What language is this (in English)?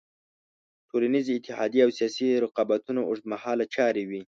Pashto